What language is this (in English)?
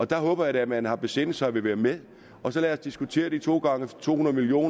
Danish